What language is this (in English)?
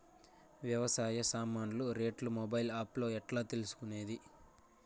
Telugu